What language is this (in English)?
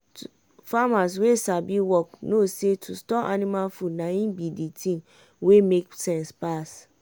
Nigerian Pidgin